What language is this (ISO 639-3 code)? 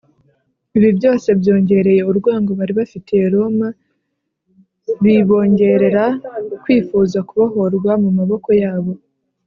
kin